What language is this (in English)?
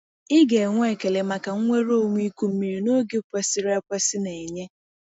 Igbo